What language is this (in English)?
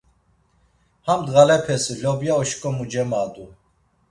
Laz